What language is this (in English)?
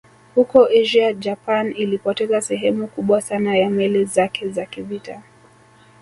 Swahili